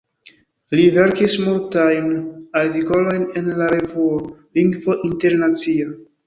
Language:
Esperanto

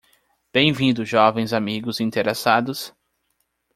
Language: Portuguese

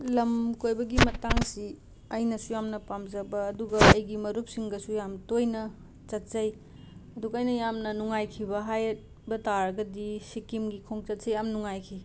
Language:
Manipuri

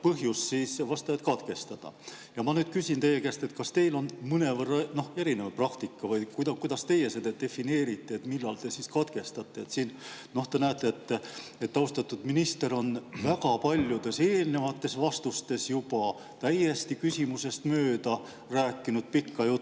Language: Estonian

